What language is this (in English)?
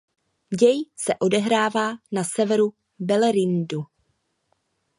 Czech